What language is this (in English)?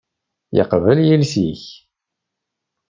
Kabyle